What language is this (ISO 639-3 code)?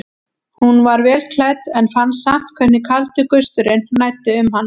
isl